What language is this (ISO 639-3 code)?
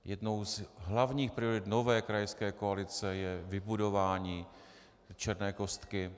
ces